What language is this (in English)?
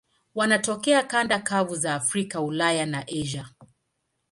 Swahili